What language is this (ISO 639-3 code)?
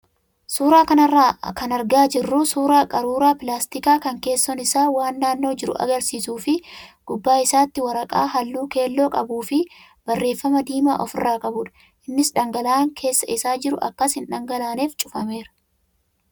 orm